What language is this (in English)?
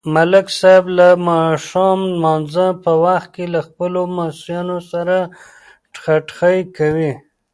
Pashto